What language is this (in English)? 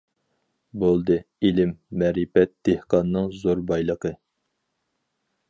Uyghur